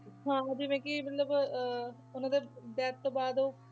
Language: Punjabi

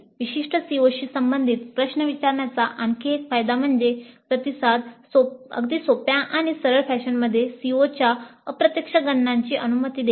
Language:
Marathi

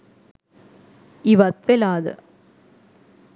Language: Sinhala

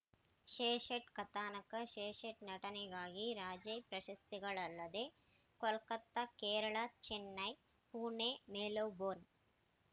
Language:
Kannada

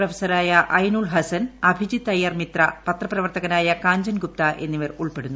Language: Malayalam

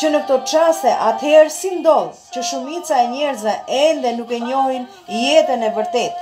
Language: Romanian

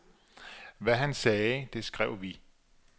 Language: Danish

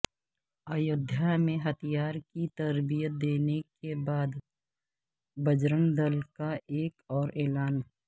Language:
Urdu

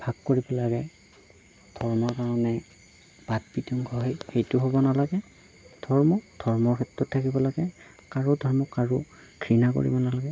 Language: Assamese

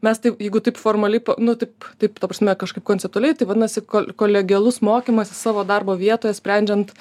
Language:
Lithuanian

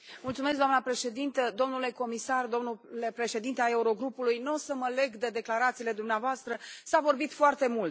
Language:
Romanian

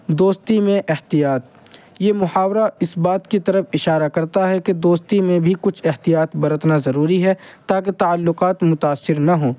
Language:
Urdu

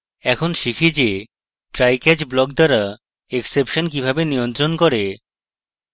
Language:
Bangla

